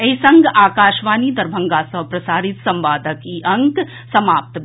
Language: Maithili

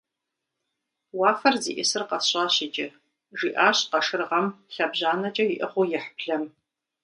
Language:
Kabardian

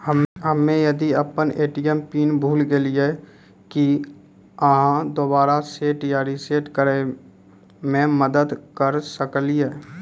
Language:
Maithili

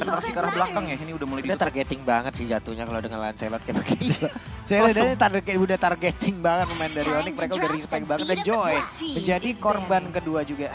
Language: Indonesian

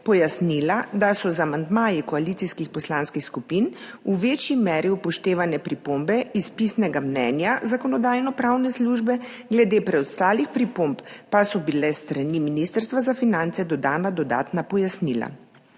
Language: Slovenian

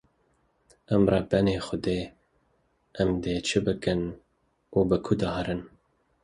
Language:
Kurdish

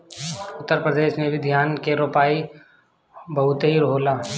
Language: Bhojpuri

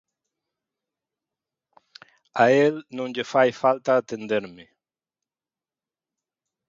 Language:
Galician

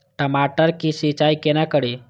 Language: Maithili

